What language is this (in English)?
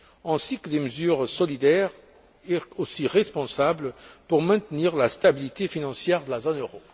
French